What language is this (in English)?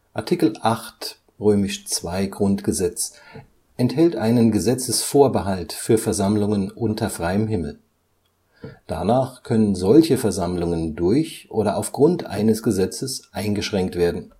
German